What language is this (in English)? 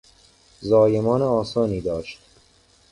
Persian